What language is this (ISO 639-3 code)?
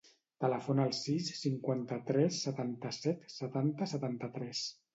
cat